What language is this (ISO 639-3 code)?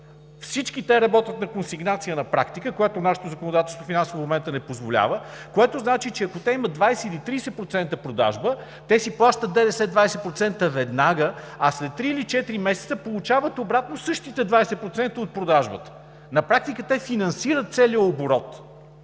bul